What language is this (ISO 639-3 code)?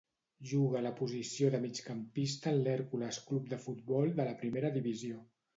cat